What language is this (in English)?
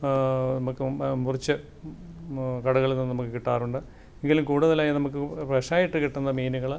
Malayalam